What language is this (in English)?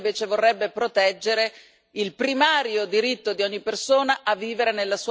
Italian